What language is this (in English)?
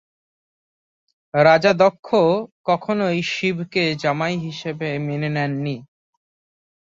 Bangla